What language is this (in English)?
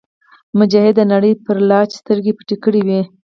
Pashto